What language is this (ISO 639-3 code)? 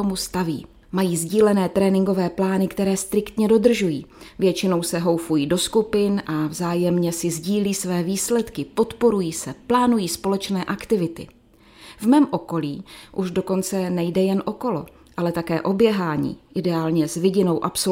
ces